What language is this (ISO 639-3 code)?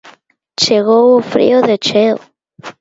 glg